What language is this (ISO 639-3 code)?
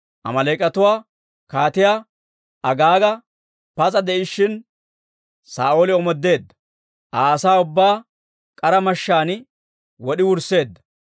dwr